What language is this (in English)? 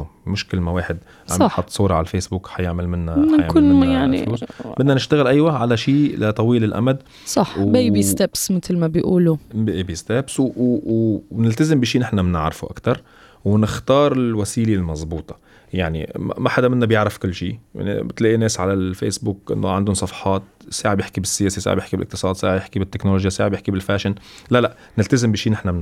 Arabic